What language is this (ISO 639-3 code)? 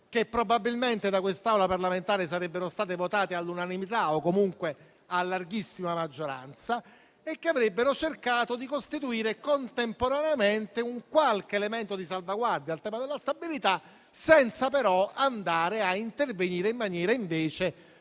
ita